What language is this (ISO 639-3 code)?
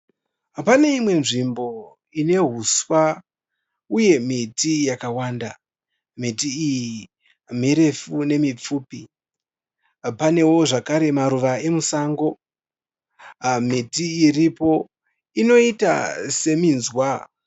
sna